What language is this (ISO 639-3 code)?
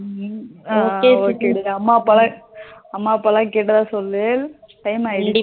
tam